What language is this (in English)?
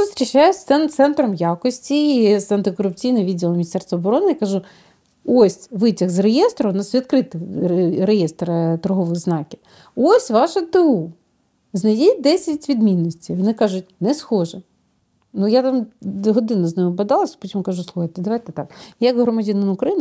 Ukrainian